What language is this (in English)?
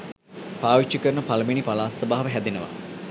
Sinhala